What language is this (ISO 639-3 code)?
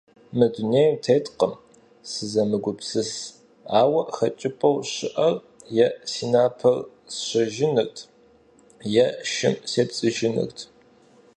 kbd